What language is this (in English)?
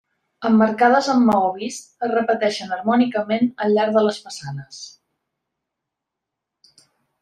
Catalan